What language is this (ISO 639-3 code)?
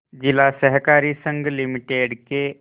hin